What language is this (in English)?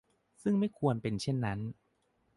Thai